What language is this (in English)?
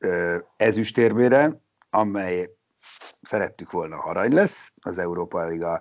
Hungarian